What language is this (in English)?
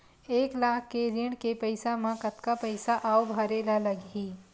Chhattisgarhi